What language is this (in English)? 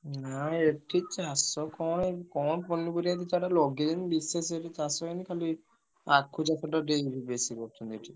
Odia